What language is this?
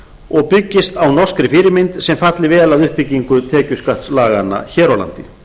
Icelandic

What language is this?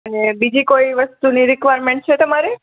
Gujarati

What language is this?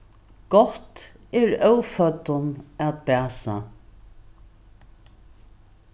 Faroese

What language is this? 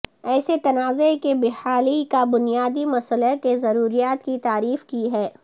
Urdu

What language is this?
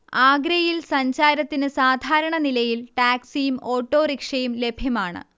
Malayalam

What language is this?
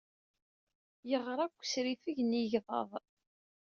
Kabyle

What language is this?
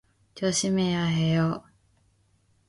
Korean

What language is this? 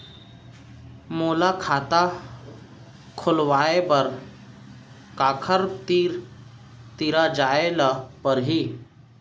Chhattisgarhi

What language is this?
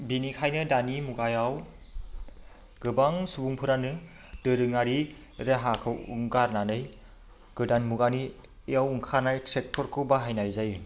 Bodo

